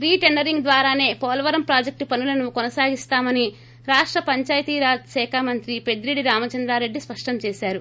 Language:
Telugu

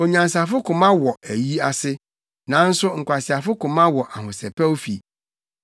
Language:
Akan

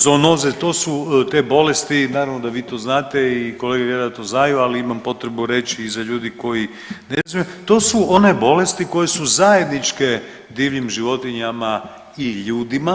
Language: Croatian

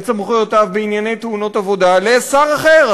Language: Hebrew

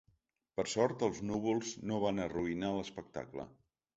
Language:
Catalan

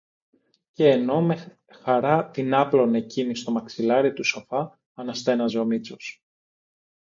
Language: Greek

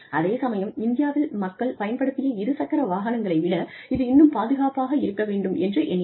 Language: Tamil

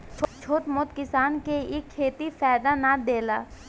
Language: Bhojpuri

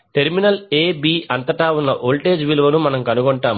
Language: Telugu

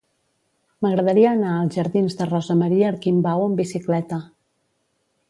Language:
Catalan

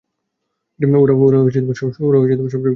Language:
Bangla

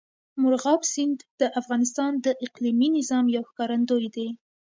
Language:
Pashto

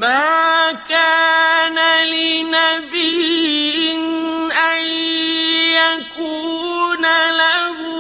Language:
Arabic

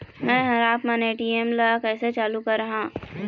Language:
Chhattisgarhi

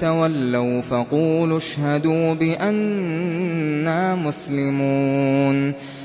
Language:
Arabic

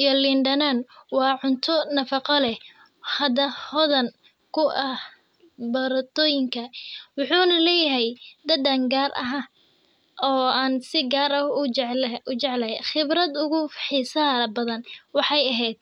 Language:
Somali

